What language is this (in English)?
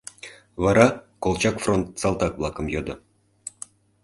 Mari